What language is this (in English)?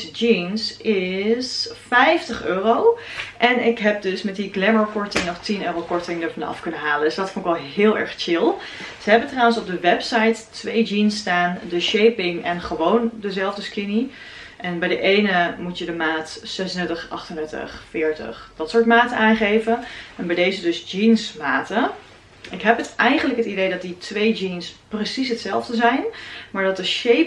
Dutch